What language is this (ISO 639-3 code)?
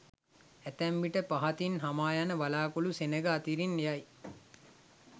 sin